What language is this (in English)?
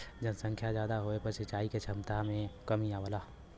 Bhojpuri